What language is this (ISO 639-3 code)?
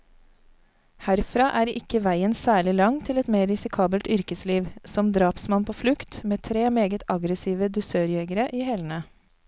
nor